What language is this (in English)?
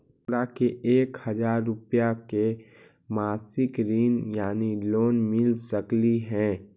Magahi